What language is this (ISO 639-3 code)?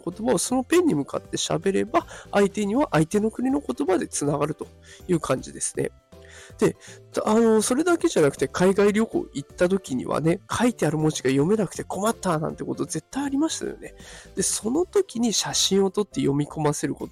jpn